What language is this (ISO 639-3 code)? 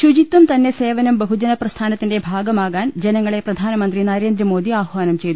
mal